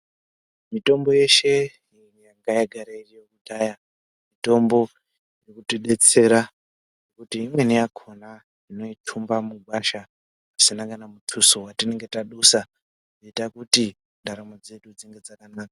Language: Ndau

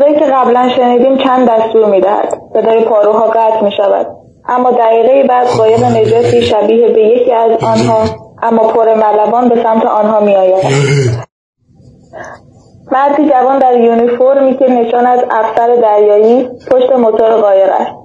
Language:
Persian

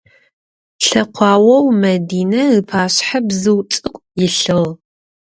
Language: Adyghe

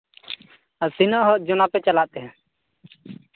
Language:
Santali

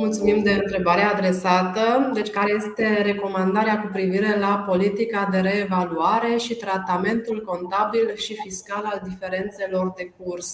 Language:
Romanian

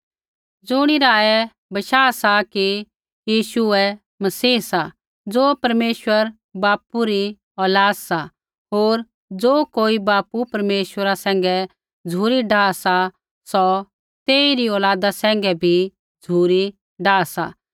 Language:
Kullu Pahari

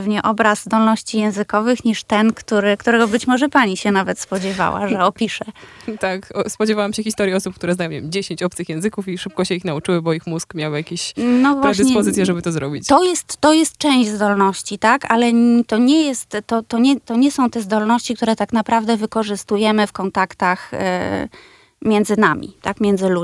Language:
Polish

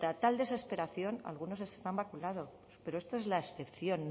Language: Spanish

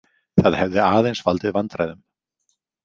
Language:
Icelandic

